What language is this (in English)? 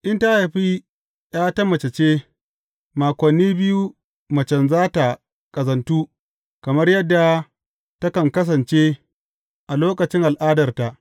Hausa